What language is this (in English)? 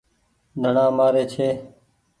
Goaria